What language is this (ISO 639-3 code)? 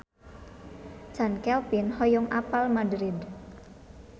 sun